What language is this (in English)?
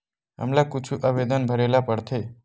Chhattisgarhi